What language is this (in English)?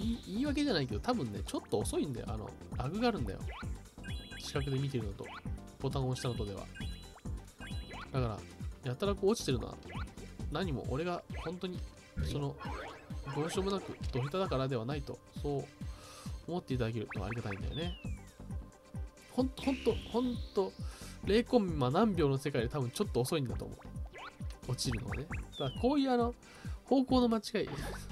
Japanese